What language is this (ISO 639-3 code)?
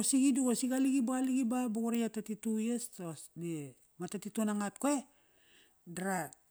ckr